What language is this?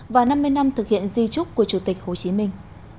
Vietnamese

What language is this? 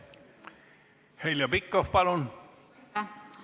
Estonian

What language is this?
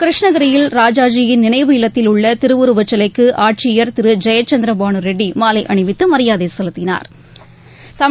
Tamil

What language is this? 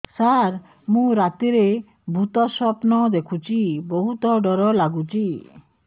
Odia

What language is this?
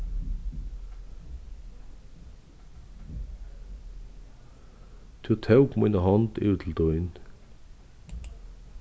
Faroese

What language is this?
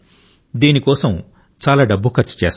Telugu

